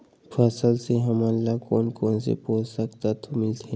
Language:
Chhattisgarhi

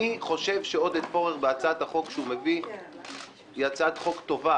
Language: Hebrew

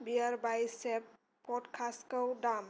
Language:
Bodo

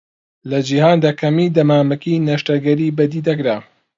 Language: Central Kurdish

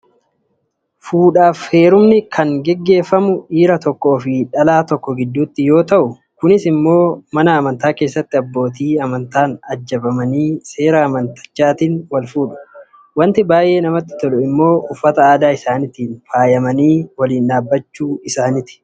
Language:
Oromo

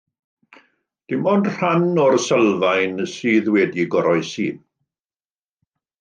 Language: Welsh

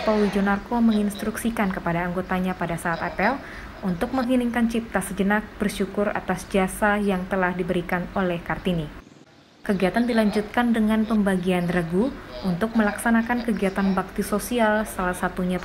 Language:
Indonesian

